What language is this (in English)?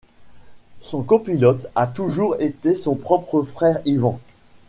French